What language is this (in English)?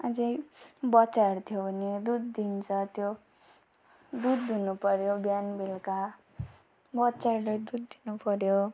Nepali